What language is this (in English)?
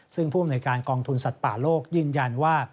Thai